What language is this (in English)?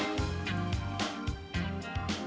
Indonesian